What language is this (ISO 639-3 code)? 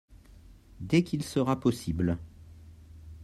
fra